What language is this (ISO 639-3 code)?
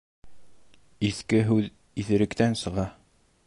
bak